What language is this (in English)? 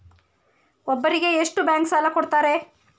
Kannada